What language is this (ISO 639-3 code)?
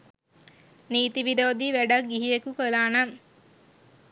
sin